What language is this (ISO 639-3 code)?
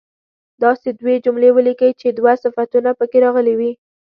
pus